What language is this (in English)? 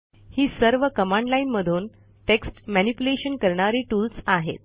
Marathi